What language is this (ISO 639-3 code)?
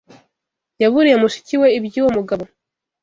kin